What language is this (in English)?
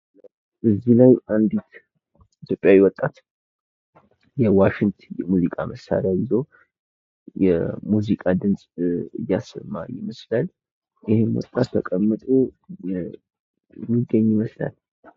Amharic